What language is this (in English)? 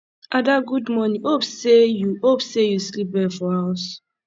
Nigerian Pidgin